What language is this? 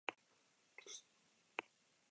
Basque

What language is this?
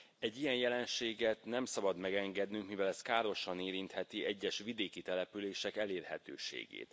Hungarian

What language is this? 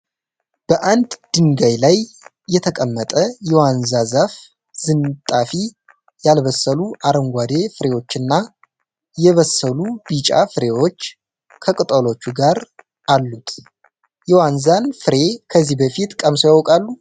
Amharic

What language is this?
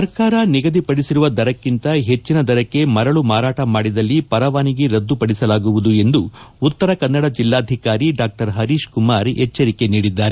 Kannada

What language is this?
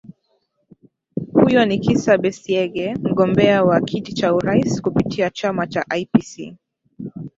Swahili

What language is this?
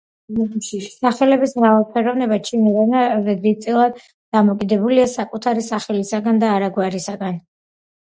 Georgian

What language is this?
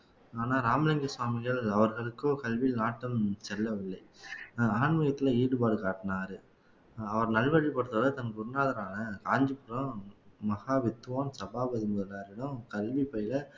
Tamil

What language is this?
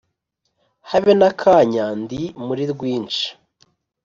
Kinyarwanda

